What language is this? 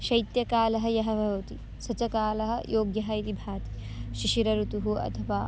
Sanskrit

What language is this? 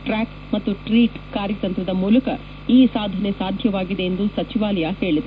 Kannada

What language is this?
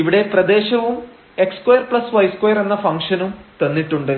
Malayalam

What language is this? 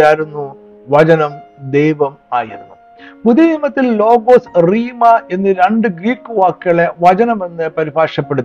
Malayalam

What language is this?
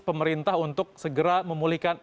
Indonesian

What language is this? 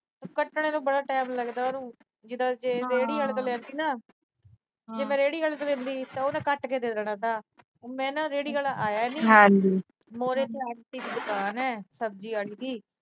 Punjabi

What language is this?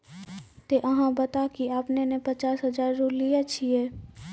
Maithili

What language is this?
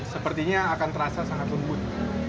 Indonesian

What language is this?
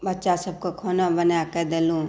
Maithili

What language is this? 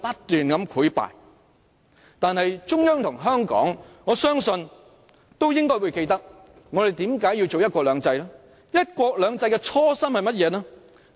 Cantonese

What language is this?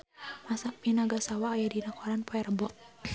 Sundanese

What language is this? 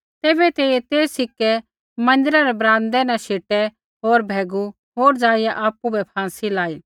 Kullu Pahari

